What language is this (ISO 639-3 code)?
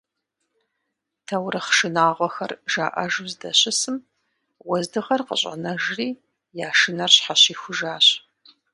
kbd